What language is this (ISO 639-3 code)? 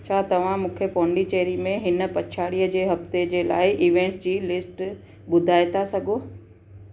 snd